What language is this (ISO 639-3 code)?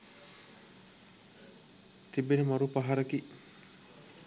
sin